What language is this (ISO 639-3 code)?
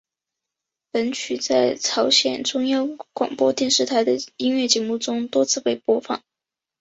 zho